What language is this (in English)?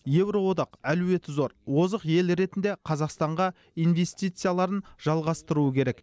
Kazakh